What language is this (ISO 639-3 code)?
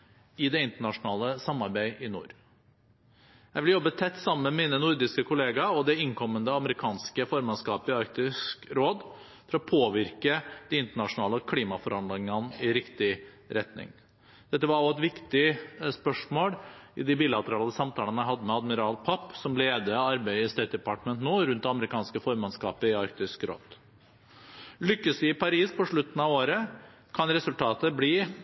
nob